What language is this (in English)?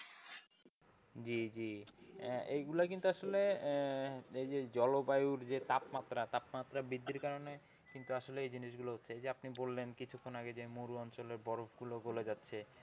Bangla